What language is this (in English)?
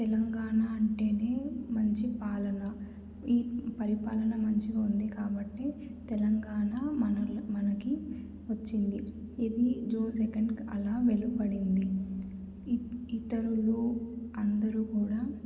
Telugu